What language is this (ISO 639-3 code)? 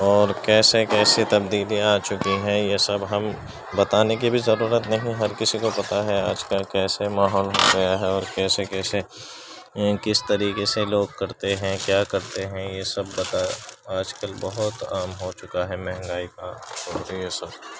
urd